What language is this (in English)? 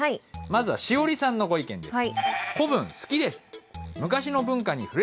Japanese